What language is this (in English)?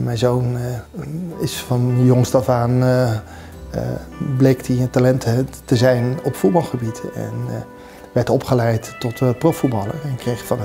Dutch